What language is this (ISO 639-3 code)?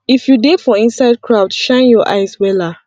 pcm